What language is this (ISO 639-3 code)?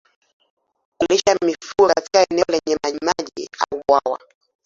swa